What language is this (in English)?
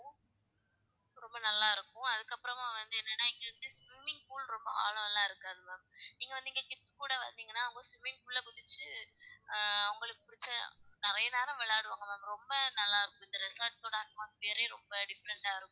Tamil